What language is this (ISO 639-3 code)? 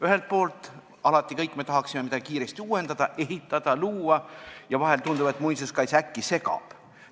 est